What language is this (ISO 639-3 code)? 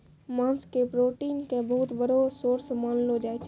mai